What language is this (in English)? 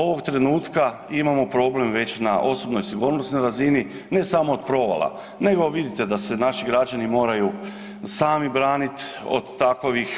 Croatian